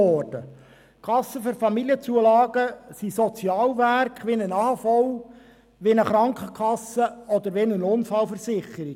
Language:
Swiss German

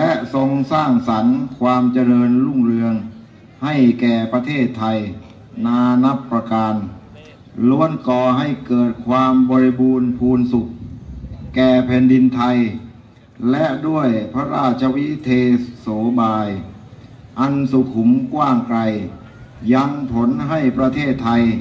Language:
Thai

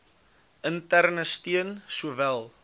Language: Afrikaans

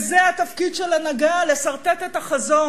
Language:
Hebrew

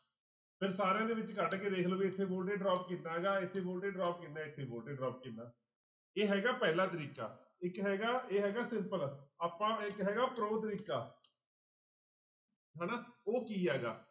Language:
Punjabi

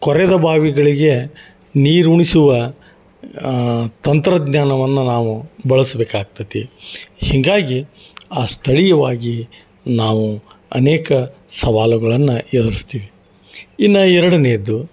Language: Kannada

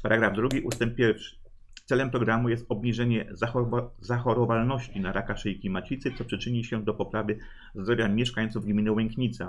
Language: Polish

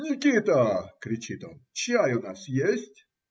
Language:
Russian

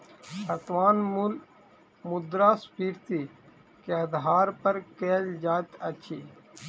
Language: Maithili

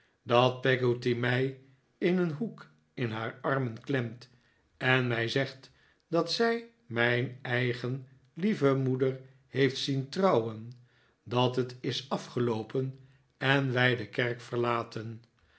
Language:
Dutch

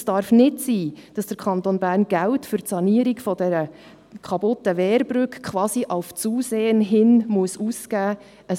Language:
Swiss German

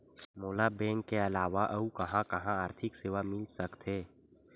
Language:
Chhattisgarhi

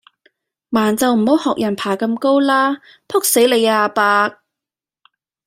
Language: Cantonese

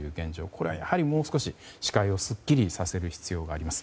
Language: Japanese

